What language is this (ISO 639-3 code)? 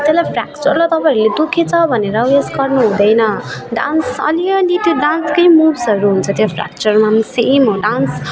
nep